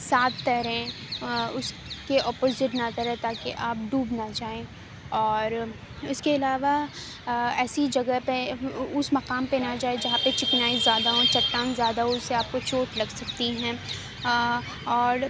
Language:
Urdu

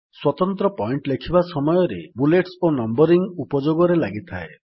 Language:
Odia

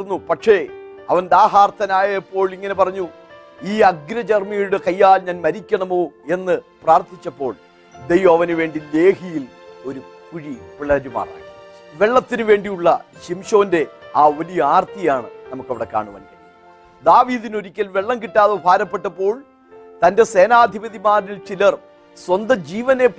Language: Malayalam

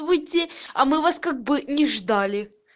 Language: Russian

